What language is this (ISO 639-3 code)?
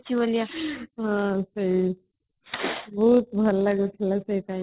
ori